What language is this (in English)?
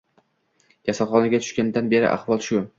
Uzbek